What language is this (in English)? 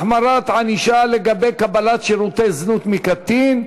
Hebrew